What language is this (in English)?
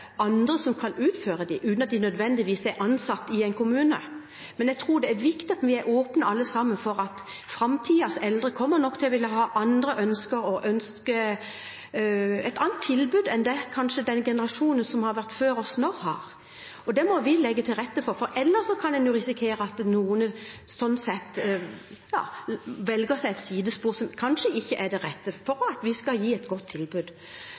Norwegian Bokmål